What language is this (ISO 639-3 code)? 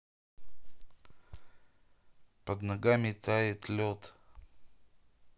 rus